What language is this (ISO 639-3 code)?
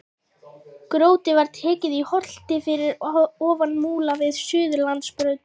isl